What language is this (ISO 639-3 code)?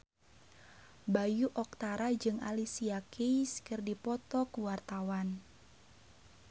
sun